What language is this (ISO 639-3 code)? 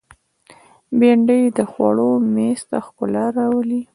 pus